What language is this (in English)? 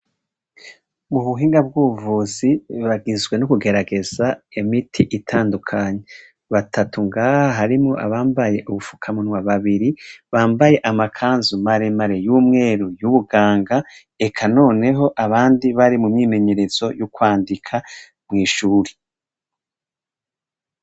Rundi